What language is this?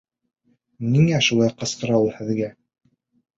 Bashkir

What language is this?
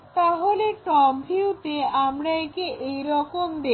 Bangla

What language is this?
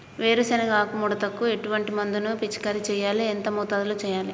Telugu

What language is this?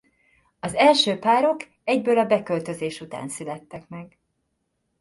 Hungarian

